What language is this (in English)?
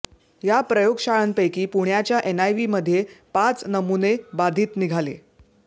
Marathi